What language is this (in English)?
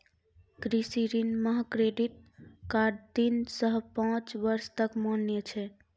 Maithili